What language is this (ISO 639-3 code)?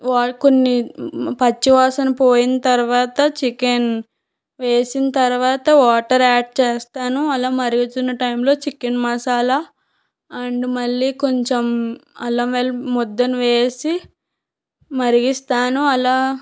tel